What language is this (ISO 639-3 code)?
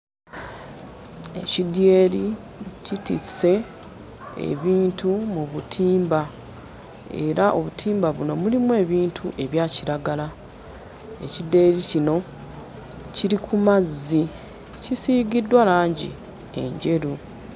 lug